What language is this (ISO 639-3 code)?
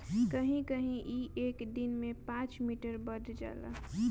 bho